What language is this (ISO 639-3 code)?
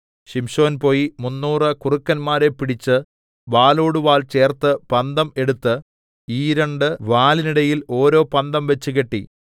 mal